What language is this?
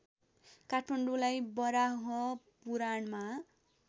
Nepali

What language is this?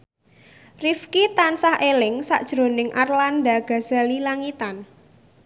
Javanese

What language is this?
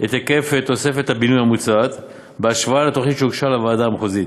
Hebrew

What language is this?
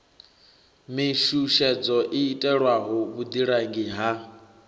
Venda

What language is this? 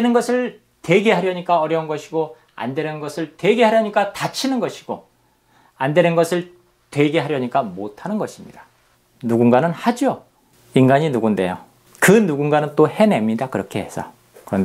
Korean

